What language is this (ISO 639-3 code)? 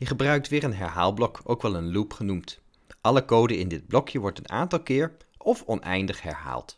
nld